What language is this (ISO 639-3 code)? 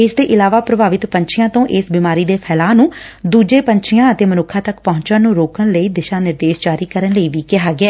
pan